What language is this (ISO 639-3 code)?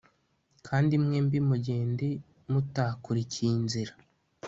kin